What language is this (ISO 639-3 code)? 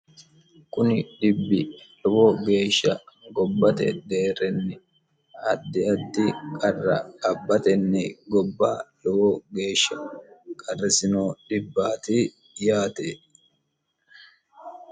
sid